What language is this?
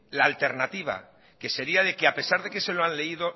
Spanish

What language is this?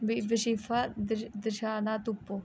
Dogri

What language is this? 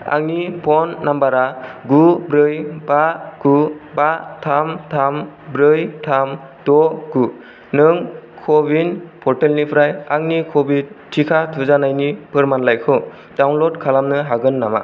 Bodo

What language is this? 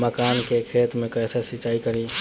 Bhojpuri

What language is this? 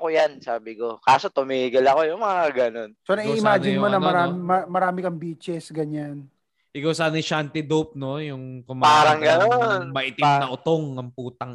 Filipino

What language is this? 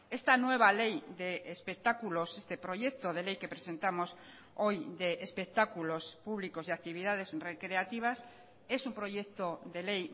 Spanish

